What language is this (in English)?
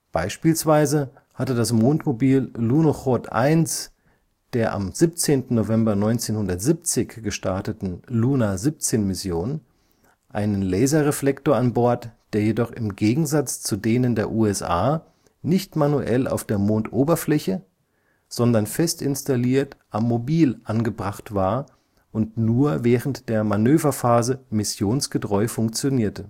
German